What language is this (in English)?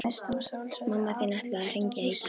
Icelandic